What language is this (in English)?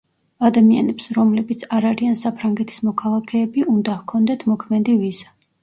Georgian